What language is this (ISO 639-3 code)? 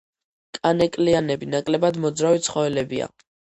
kat